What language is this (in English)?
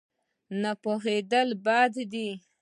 Pashto